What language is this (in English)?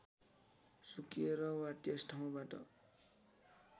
Nepali